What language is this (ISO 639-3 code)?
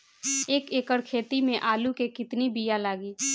bho